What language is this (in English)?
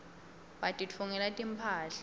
Swati